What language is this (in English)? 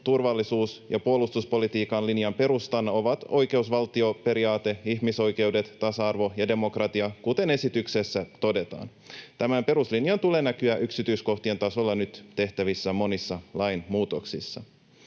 Finnish